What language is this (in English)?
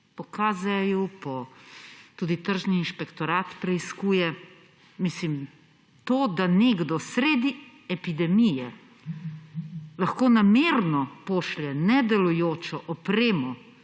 Slovenian